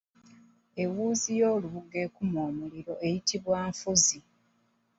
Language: Ganda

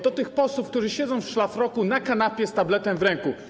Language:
Polish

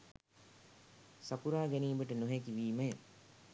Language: Sinhala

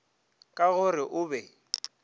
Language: Northern Sotho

